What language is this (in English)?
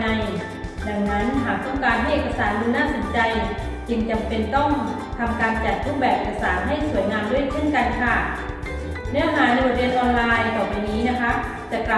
Thai